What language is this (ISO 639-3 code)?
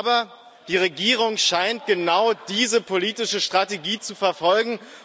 deu